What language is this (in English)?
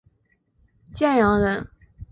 Chinese